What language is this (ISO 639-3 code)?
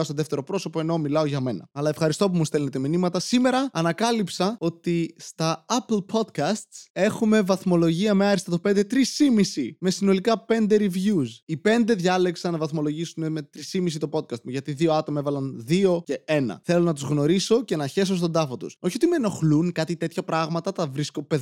ell